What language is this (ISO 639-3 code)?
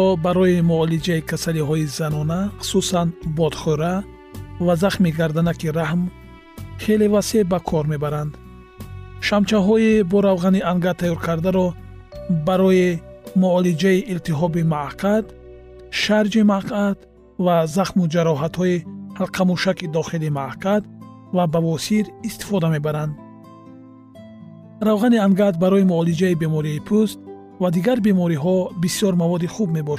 fas